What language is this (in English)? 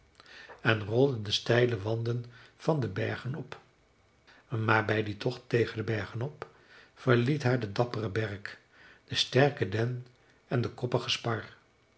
Dutch